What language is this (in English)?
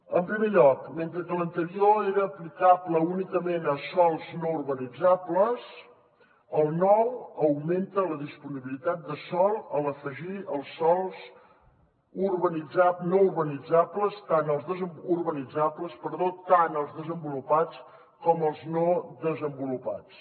Catalan